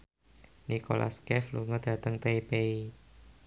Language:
Javanese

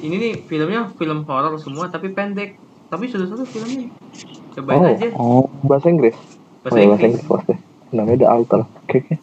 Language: Indonesian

